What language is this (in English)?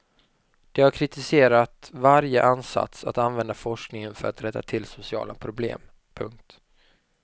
Swedish